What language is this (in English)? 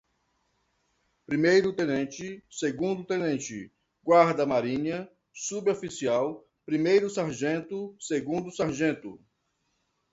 Portuguese